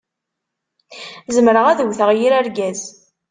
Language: Kabyle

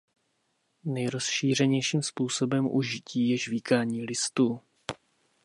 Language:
Czech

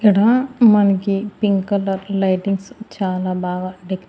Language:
Telugu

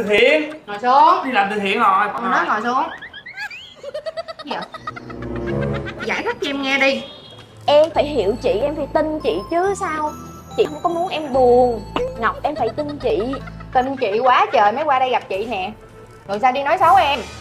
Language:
Vietnamese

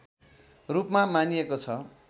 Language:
Nepali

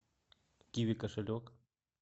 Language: Russian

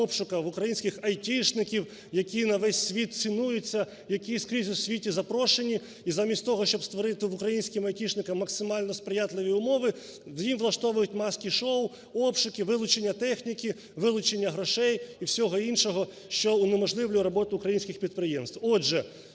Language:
Ukrainian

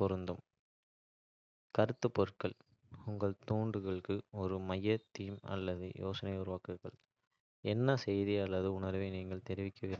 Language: Kota (India)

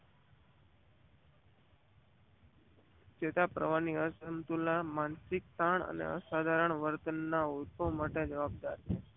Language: Gujarati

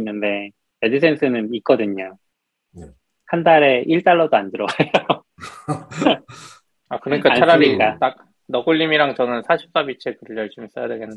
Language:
Korean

